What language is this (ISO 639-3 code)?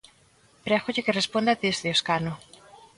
glg